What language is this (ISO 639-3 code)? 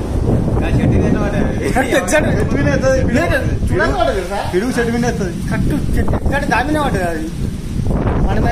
tel